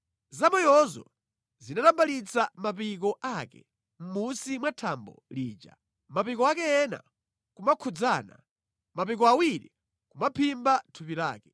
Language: Nyanja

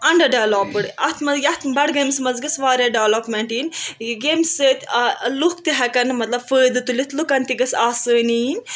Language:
Kashmiri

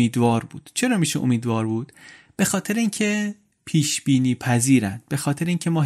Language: Persian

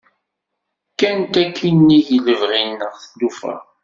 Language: Kabyle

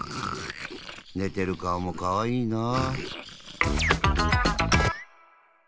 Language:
Japanese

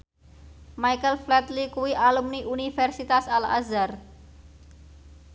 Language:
Javanese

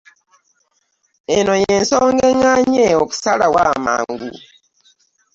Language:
Ganda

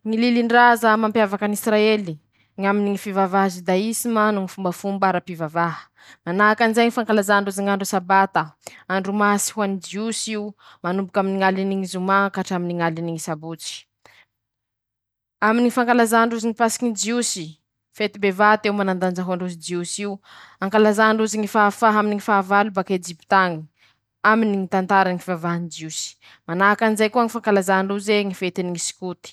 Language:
Masikoro Malagasy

